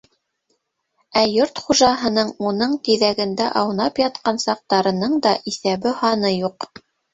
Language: Bashkir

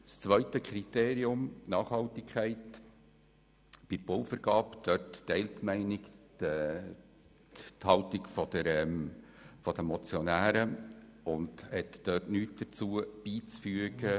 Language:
Swiss German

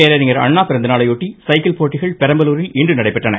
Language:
Tamil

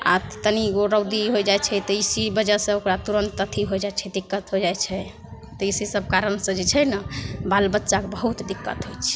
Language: Maithili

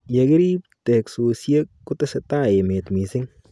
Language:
Kalenjin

